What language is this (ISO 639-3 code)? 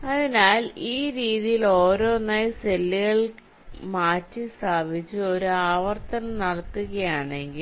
mal